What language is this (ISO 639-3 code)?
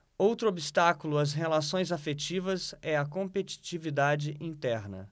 por